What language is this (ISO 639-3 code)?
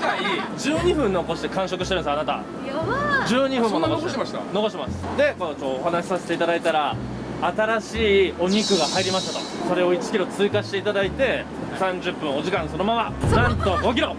jpn